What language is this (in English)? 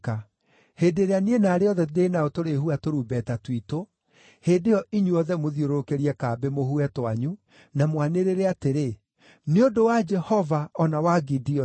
Kikuyu